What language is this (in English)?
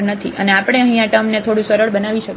Gujarati